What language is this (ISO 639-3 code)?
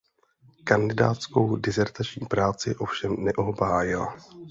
ces